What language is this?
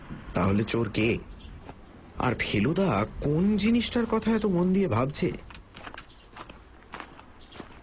Bangla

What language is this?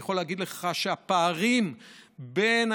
Hebrew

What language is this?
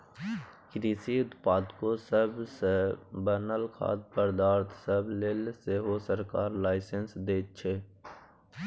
Maithili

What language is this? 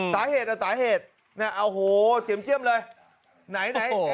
Thai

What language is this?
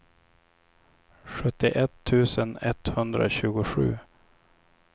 Swedish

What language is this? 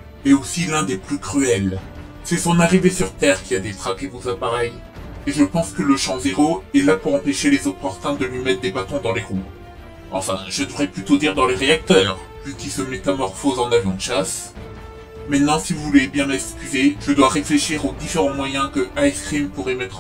French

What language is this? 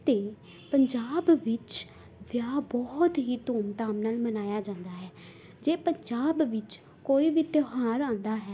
Punjabi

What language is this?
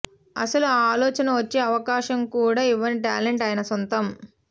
Telugu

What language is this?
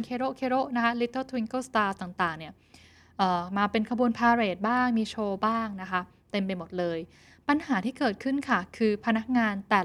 Thai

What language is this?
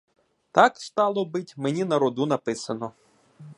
Ukrainian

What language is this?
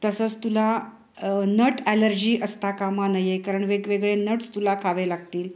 Marathi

